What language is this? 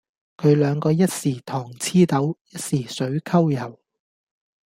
Cantonese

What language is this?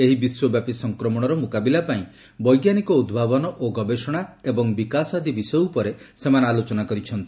Odia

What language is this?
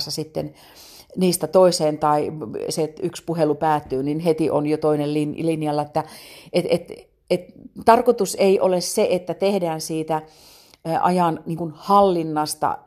Finnish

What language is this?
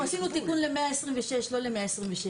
Hebrew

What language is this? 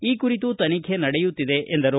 Kannada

